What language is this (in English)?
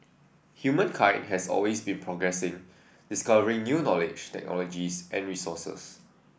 English